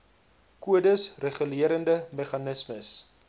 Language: Afrikaans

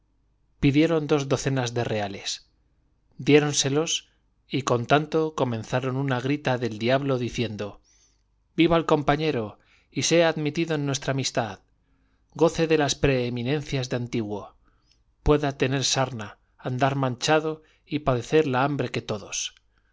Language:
Spanish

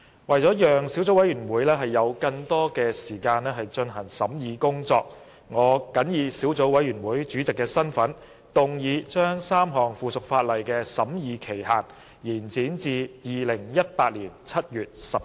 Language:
Cantonese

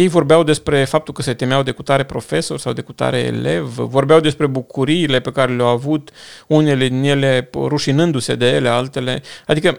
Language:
Romanian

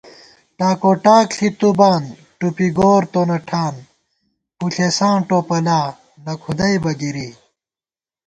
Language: Gawar-Bati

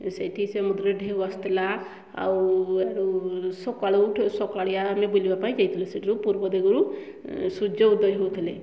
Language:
Odia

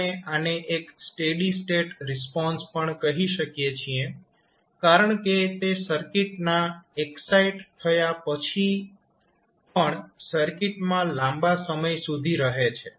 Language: Gujarati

